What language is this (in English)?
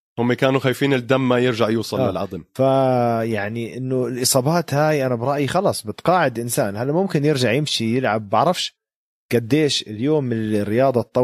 Arabic